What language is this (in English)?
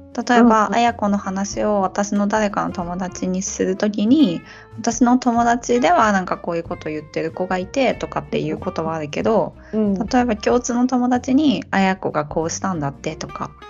Japanese